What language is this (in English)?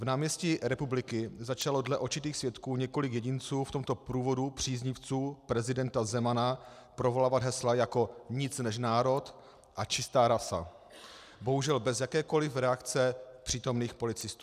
Czech